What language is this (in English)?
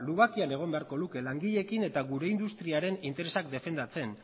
Basque